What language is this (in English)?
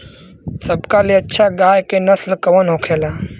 Bhojpuri